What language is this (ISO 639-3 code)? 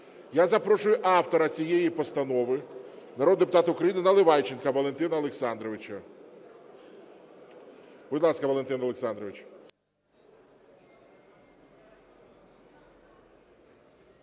ukr